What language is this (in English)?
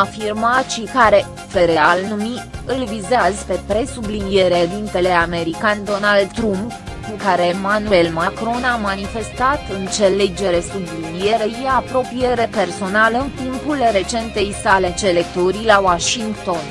Romanian